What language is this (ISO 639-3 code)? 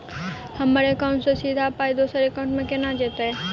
mai